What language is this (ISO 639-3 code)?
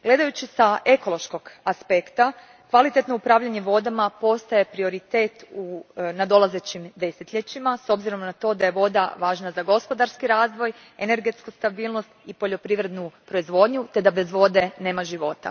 hrv